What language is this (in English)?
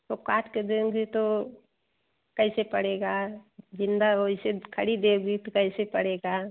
Hindi